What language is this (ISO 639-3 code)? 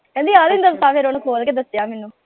pan